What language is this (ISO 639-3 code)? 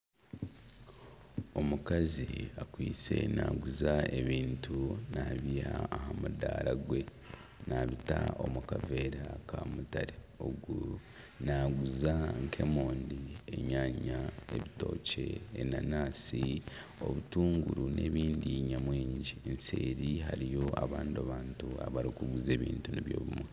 nyn